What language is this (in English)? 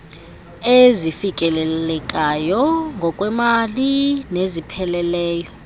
Xhosa